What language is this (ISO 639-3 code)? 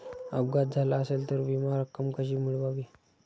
mar